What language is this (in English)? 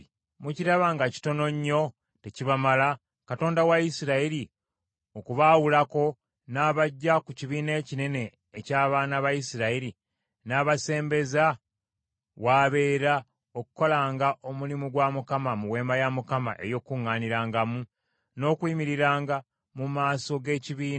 Ganda